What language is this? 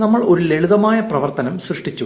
Malayalam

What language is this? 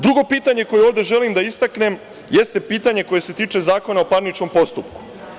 Serbian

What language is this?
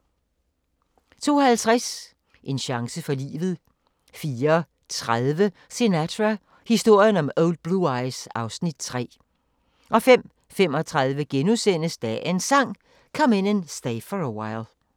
Danish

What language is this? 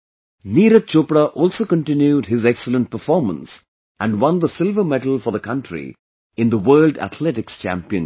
English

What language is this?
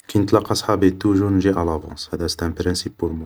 Algerian Arabic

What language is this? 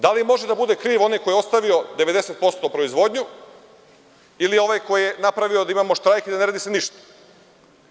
Serbian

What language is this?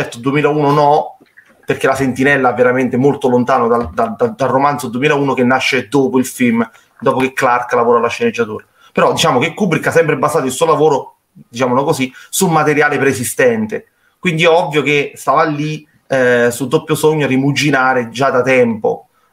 Italian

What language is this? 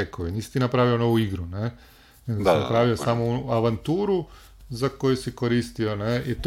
Croatian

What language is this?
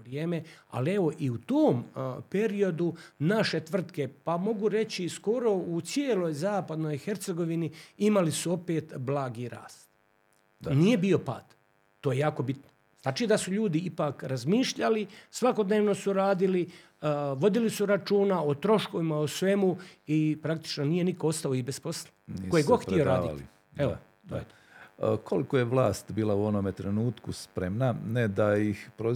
Croatian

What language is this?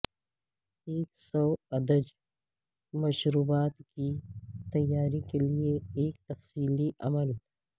Urdu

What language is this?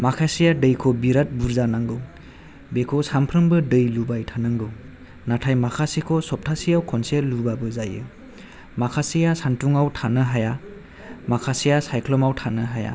Bodo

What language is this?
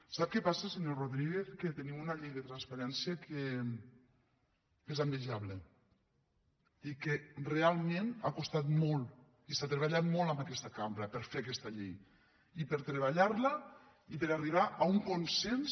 Catalan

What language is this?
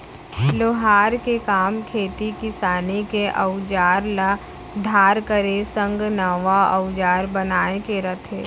Chhattisgarhi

